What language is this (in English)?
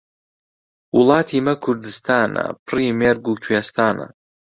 Central Kurdish